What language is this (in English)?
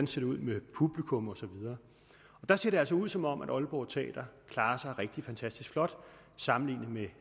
Danish